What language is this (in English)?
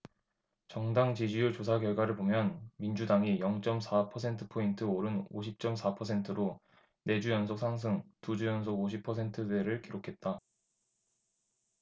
Korean